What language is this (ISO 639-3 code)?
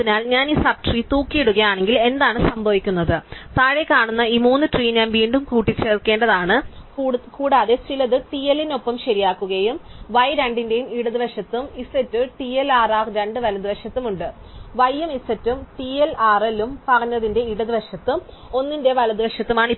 mal